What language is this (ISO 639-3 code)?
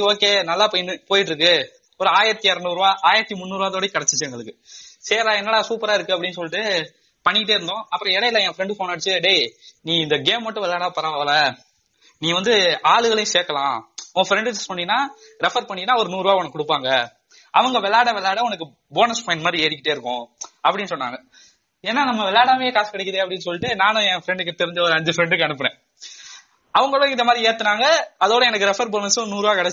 tam